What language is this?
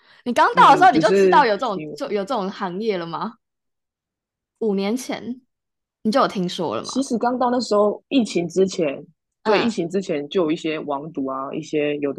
Chinese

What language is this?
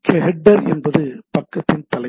Tamil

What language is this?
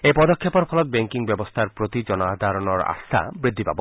Assamese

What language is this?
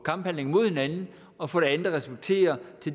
Danish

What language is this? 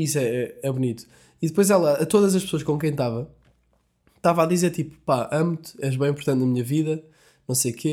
Portuguese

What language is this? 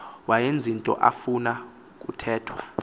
Xhosa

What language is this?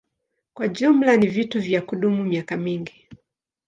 Swahili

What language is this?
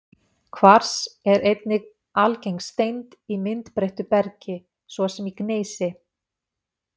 Icelandic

